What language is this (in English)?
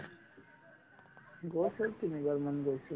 Assamese